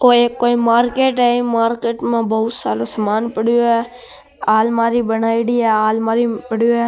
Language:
Marwari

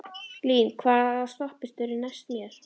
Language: Icelandic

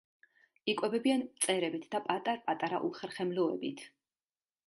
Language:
Georgian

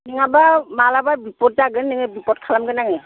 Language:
Bodo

